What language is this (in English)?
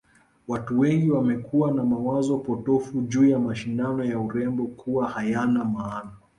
Swahili